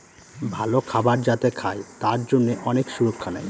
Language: Bangla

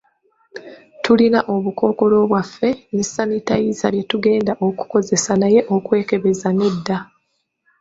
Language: Ganda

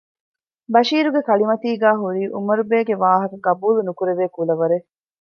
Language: Divehi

